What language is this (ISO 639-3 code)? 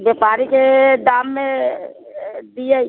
mai